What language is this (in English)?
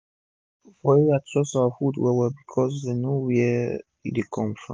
Nigerian Pidgin